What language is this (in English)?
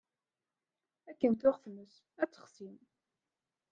Kabyle